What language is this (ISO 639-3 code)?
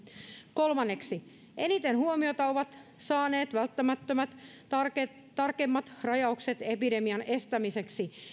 fin